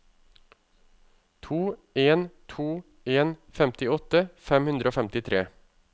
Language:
Norwegian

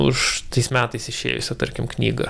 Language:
Lithuanian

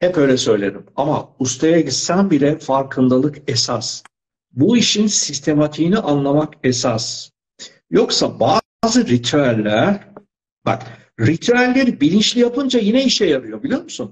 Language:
Turkish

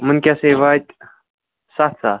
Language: Kashmiri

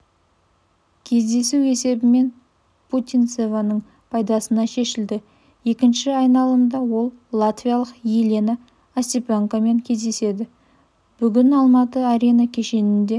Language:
Kazakh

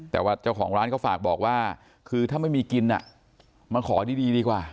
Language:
Thai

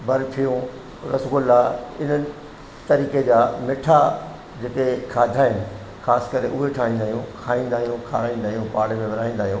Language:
Sindhi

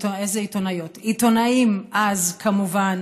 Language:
Hebrew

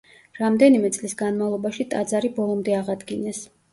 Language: Georgian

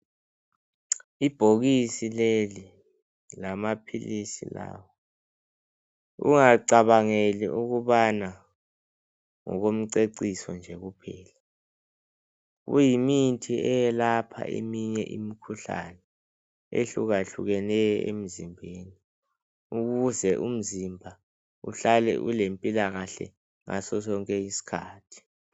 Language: North Ndebele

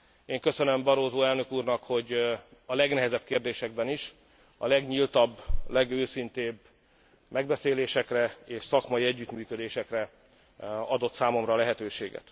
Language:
Hungarian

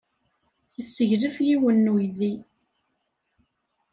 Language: Kabyle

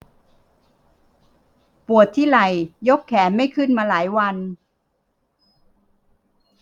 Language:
Thai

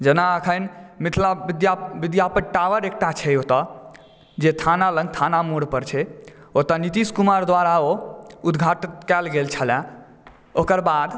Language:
Maithili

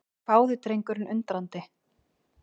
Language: Icelandic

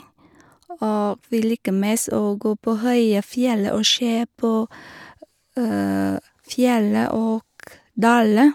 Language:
Norwegian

